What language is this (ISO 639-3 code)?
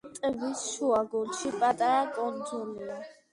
kat